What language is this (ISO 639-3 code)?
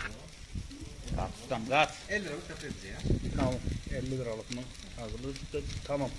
tur